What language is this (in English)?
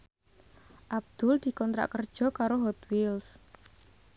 Javanese